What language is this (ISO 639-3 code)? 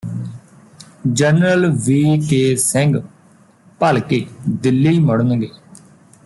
pan